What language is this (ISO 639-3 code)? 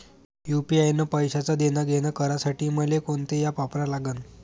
mar